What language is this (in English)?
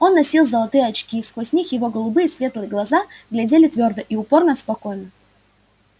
Russian